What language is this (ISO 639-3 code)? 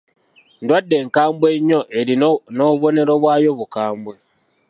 lug